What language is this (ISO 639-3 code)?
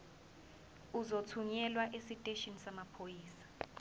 zul